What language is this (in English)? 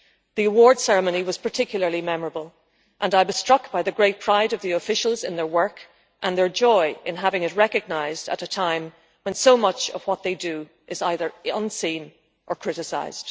English